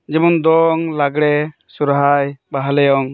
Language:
Santali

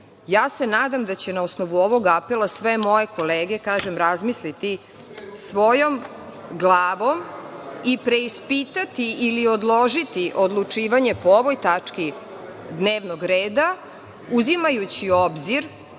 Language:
Serbian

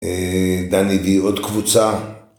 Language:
Hebrew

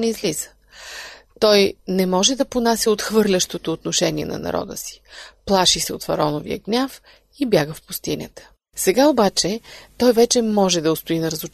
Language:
Bulgarian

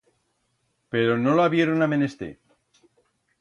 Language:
Aragonese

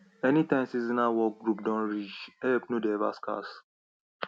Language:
Nigerian Pidgin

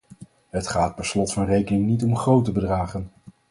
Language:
Dutch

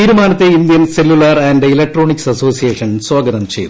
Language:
Malayalam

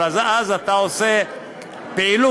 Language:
Hebrew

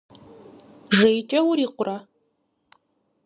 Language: Kabardian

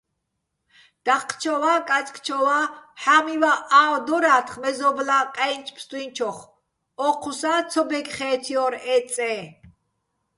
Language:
Bats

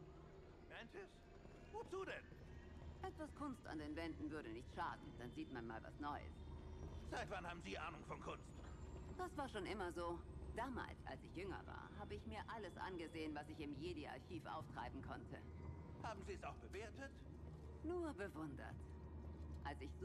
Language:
German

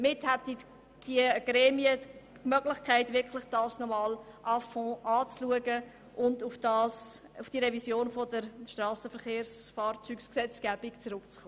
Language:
Swiss German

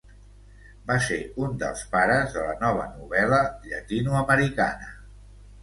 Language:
Catalan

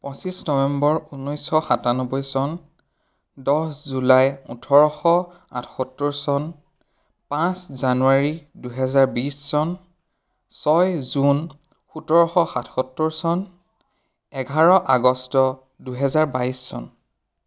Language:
Assamese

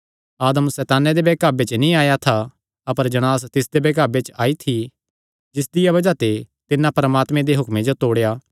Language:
Kangri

